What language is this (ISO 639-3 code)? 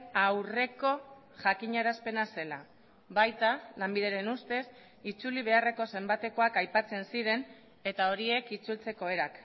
eus